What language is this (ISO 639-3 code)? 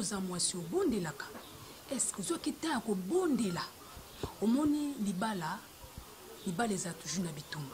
fra